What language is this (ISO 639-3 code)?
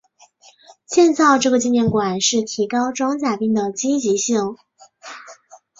zho